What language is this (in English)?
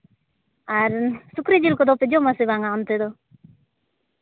Santali